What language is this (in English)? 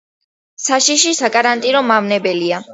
Georgian